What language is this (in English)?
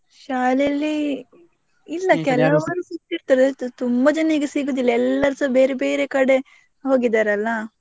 Kannada